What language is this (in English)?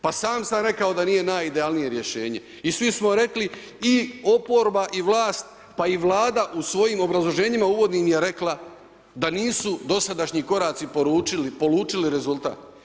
Croatian